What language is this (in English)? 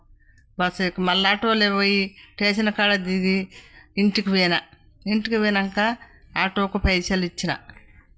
Telugu